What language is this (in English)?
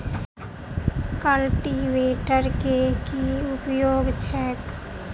Maithili